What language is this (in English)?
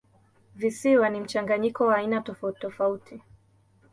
Swahili